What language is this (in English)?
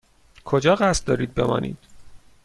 Persian